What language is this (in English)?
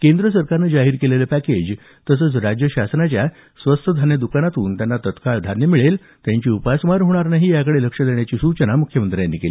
Marathi